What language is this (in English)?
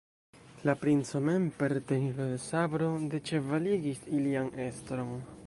Esperanto